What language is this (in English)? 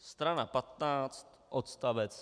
Czech